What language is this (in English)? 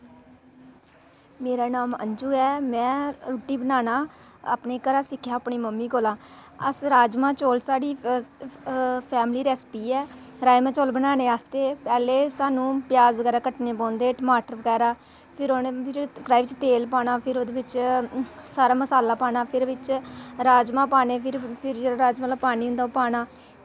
Dogri